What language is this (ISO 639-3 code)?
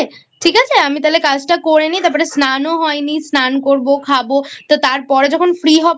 ben